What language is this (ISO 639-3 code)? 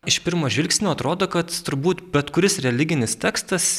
lit